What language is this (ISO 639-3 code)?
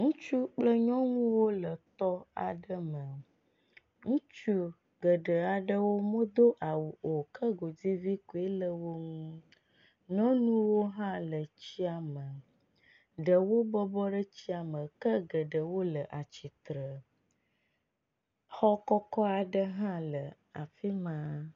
ewe